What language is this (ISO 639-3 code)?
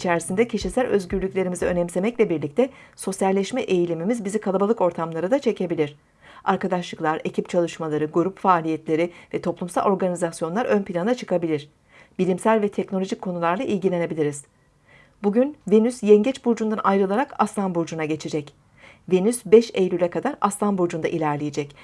tur